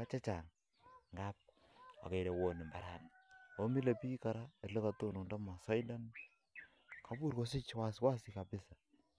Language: Kalenjin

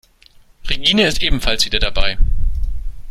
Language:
German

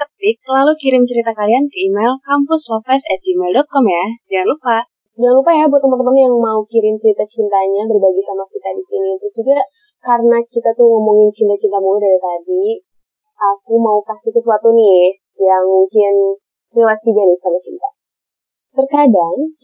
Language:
Indonesian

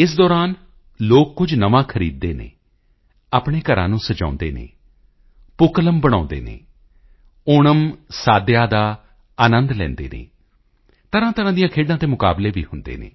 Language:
Punjabi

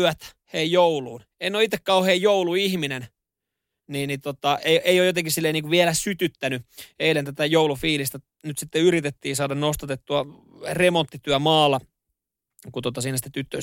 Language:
Finnish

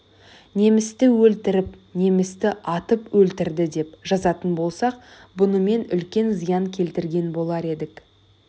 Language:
Kazakh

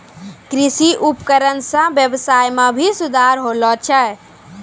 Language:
Maithili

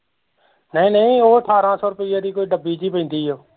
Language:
Punjabi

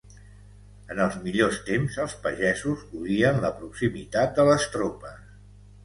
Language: Catalan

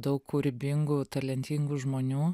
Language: Lithuanian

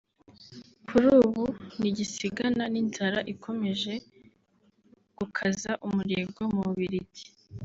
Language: Kinyarwanda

